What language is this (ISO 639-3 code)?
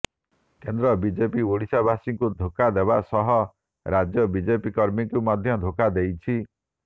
ori